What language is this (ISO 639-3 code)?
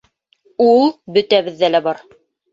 bak